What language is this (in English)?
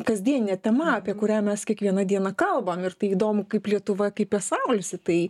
Lithuanian